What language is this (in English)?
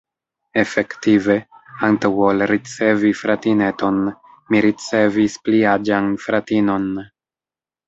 Esperanto